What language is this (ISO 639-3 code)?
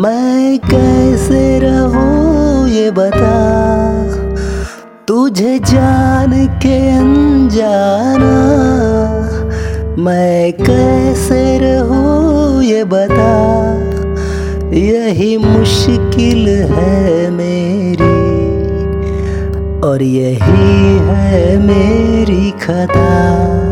hin